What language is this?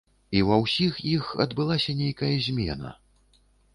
Belarusian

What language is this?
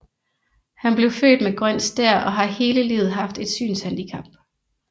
Danish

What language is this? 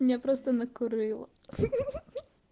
Russian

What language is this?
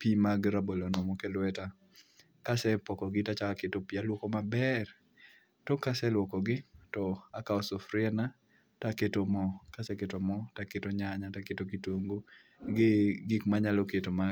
Luo (Kenya and Tanzania)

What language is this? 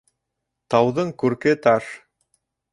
Bashkir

